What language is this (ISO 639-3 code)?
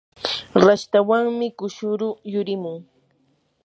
qur